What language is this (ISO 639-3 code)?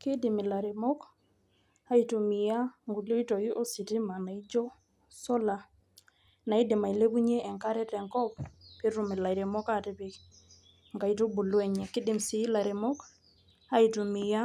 mas